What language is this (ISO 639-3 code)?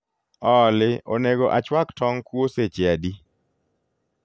luo